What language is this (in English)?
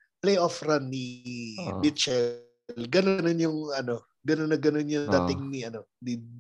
Filipino